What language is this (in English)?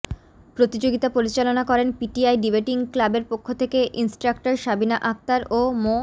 Bangla